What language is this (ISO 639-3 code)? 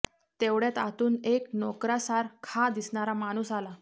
mar